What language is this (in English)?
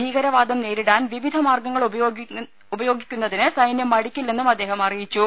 Malayalam